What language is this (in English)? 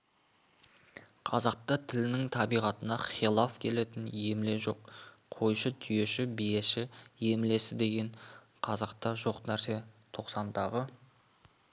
Kazakh